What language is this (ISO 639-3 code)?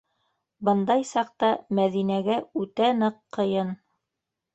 bak